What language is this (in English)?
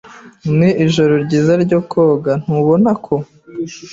Kinyarwanda